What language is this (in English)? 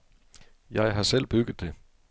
Danish